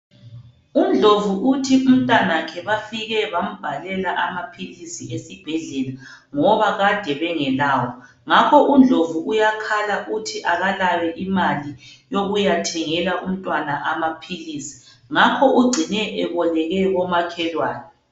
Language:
North Ndebele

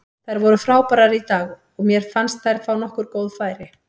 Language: Icelandic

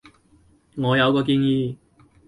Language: Cantonese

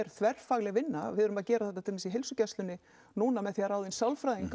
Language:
Icelandic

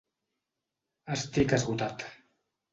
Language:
Catalan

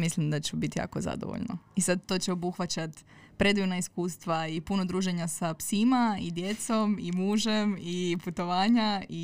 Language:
Croatian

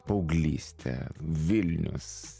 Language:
Lithuanian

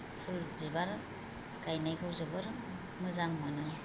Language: Bodo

